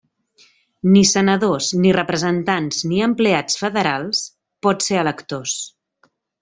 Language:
Catalan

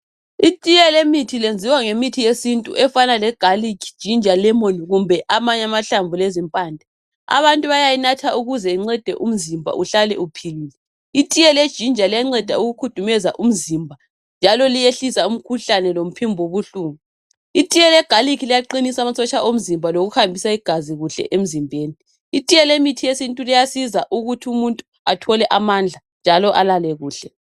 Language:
North Ndebele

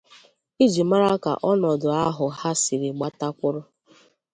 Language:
Igbo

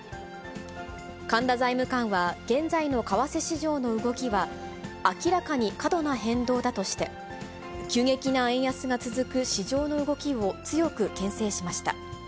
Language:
Japanese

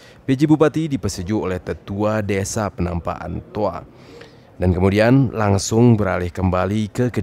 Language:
Indonesian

